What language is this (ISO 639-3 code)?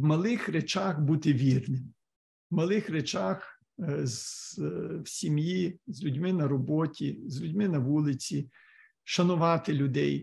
ukr